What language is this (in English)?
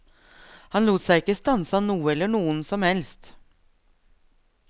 Norwegian